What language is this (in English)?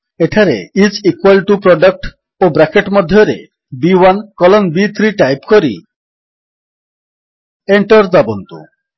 Odia